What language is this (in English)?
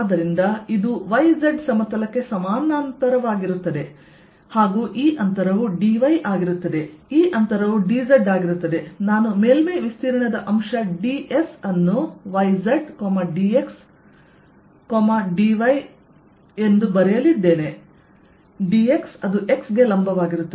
Kannada